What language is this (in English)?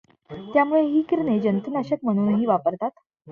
Marathi